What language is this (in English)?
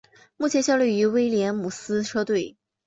Chinese